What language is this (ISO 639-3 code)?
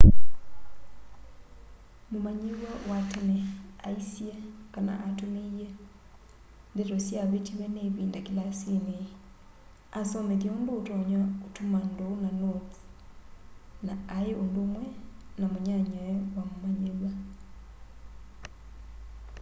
kam